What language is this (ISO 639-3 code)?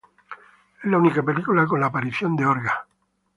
spa